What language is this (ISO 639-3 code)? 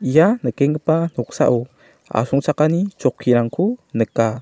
grt